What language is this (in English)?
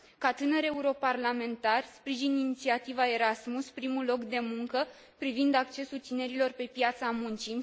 Romanian